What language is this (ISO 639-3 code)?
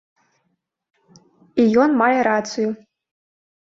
bel